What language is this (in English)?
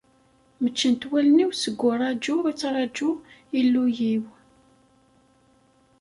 Kabyle